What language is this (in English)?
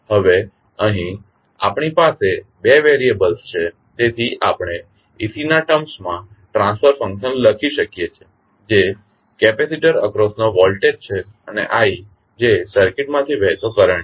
Gujarati